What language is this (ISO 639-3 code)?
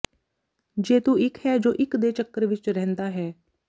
pan